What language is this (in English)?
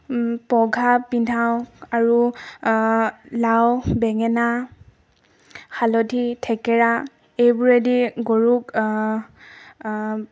Assamese